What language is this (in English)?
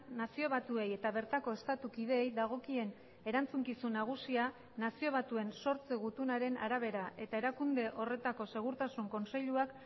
Basque